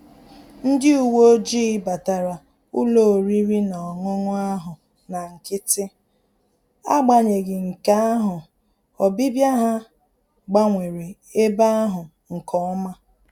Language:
Igbo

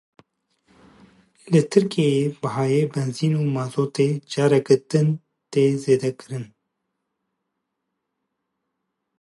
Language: Kurdish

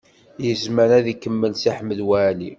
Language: Kabyle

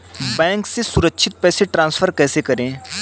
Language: Hindi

